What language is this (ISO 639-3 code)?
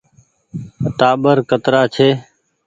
gig